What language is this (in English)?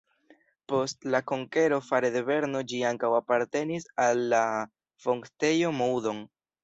Esperanto